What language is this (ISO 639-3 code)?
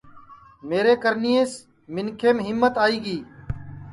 ssi